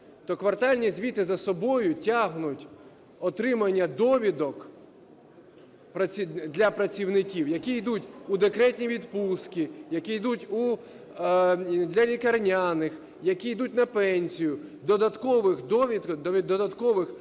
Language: Ukrainian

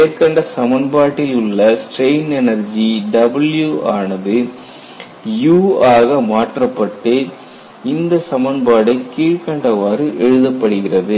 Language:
Tamil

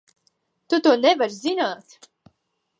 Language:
Latvian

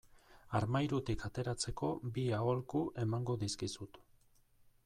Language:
Basque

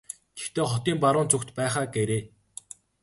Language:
Mongolian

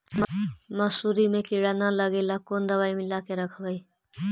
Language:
Magahi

